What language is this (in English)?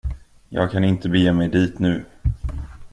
Swedish